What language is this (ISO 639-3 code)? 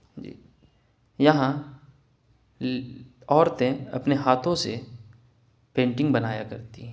urd